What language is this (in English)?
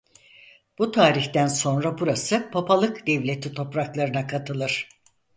Turkish